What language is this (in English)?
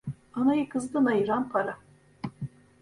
Turkish